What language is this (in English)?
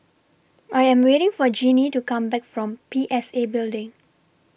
English